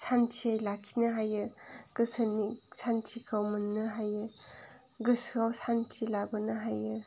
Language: Bodo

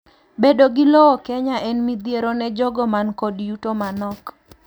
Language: Luo (Kenya and Tanzania)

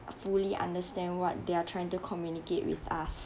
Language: English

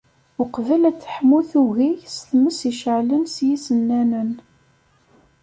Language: Kabyle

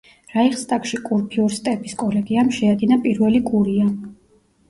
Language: Georgian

